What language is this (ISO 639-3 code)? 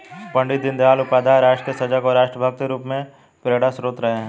hin